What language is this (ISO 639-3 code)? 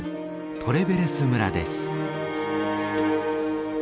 jpn